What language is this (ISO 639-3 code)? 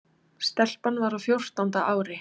isl